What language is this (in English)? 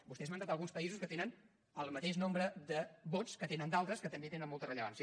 Catalan